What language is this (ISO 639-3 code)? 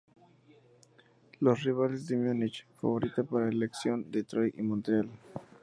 spa